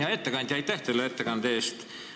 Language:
Estonian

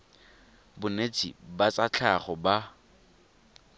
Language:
Tswana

